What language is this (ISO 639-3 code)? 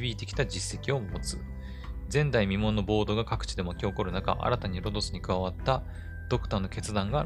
jpn